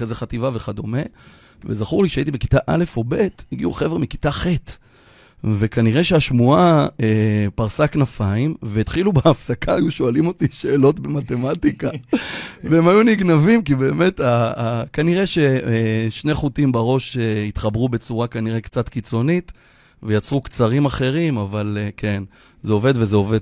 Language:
Hebrew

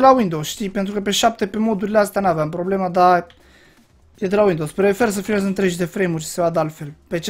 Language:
Romanian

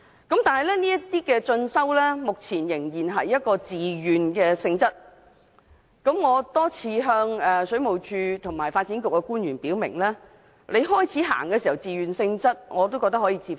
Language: Cantonese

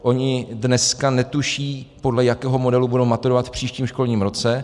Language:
Czech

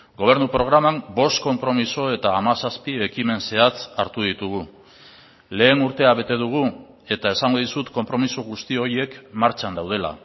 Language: Basque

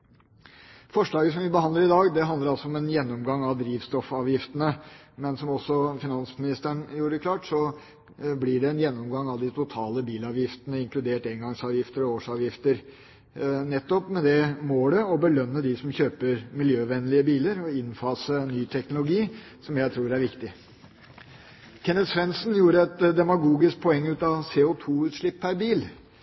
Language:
Norwegian Bokmål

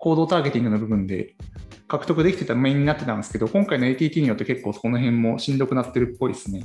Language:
Japanese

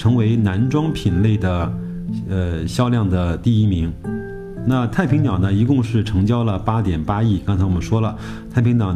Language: Chinese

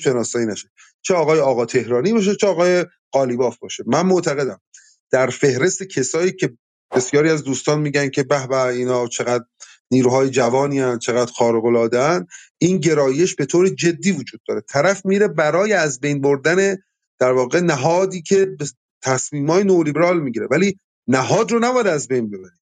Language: Persian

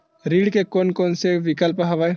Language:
Chhattisgarhi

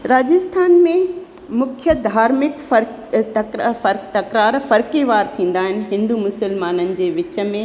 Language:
Sindhi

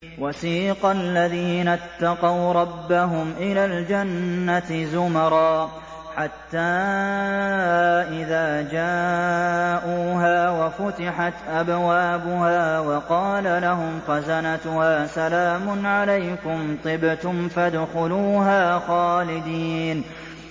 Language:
Arabic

